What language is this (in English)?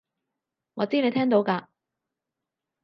Cantonese